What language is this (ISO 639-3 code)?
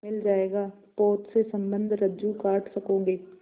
hin